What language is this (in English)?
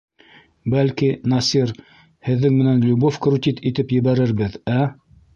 Bashkir